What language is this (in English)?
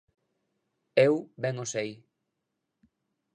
Galician